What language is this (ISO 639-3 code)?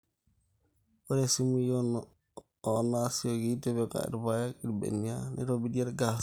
mas